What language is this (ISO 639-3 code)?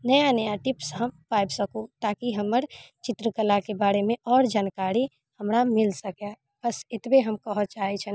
mai